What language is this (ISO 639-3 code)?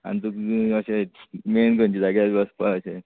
kok